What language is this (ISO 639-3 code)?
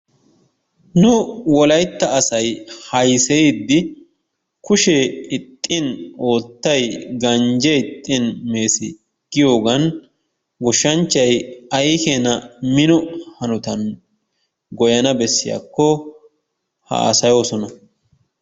wal